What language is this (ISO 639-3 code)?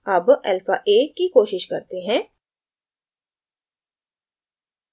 hin